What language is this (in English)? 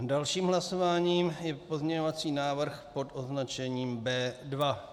Czech